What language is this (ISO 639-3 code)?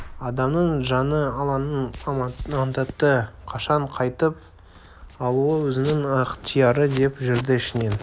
kaz